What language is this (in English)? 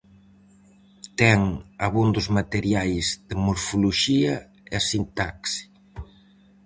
Galician